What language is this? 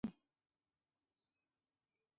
Ambo-Pasco Quechua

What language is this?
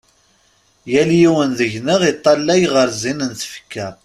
Kabyle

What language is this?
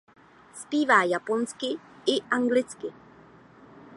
Czech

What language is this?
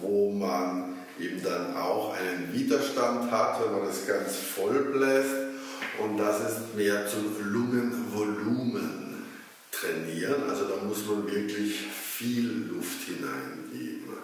German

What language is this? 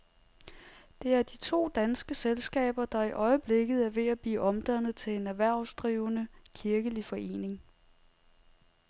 Danish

